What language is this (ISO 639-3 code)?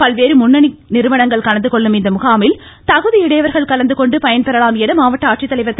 tam